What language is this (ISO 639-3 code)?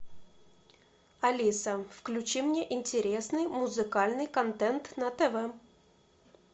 rus